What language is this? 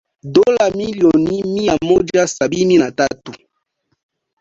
Swahili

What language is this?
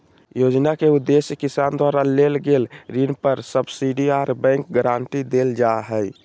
Magahi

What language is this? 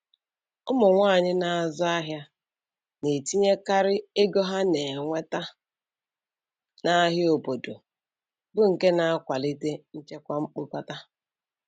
Igbo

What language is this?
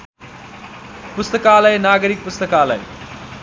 Nepali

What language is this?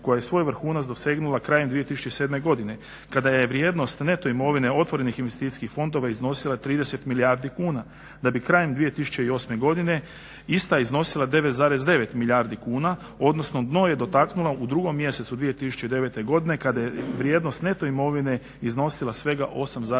Croatian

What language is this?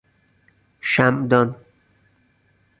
Persian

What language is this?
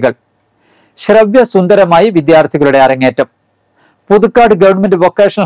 Malayalam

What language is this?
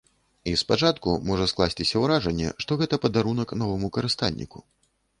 Belarusian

